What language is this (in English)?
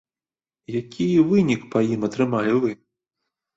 Belarusian